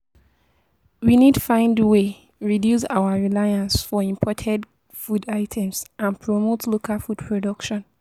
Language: Nigerian Pidgin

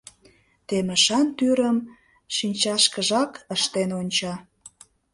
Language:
Mari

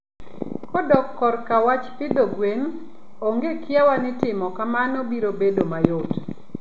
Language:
Luo (Kenya and Tanzania)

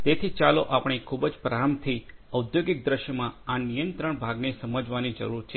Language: Gujarati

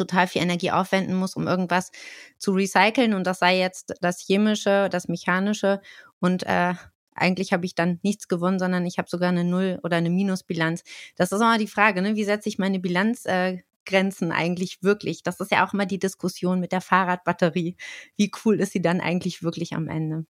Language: German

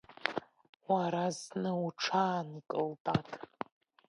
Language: Abkhazian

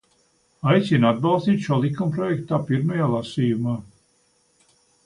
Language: Latvian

